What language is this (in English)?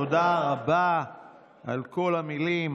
Hebrew